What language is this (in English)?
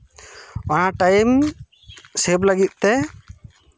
Santali